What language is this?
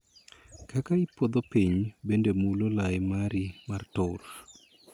Luo (Kenya and Tanzania)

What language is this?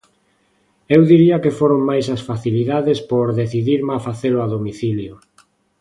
Galician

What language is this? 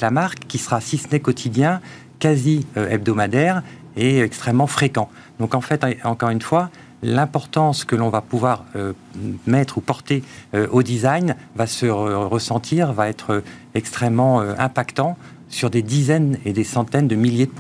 French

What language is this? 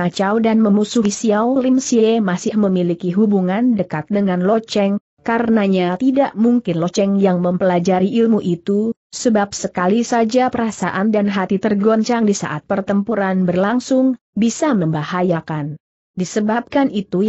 Indonesian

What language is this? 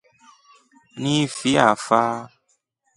Rombo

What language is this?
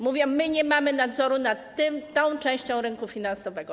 Polish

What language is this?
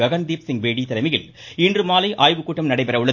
Tamil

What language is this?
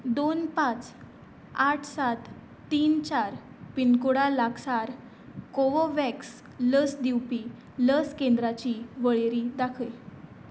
Konkani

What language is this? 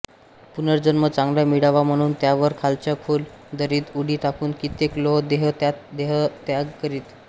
Marathi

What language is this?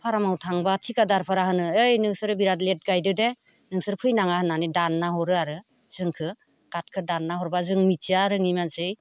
Bodo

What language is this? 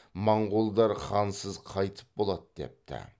Kazakh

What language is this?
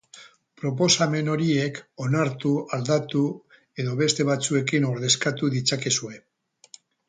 Basque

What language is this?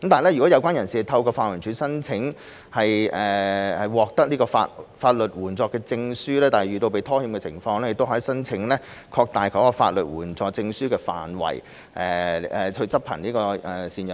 Cantonese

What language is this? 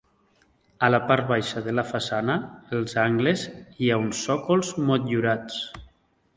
Catalan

